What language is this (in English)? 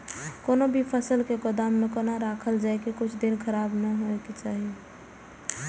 Maithili